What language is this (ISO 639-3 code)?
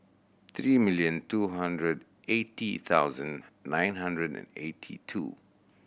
eng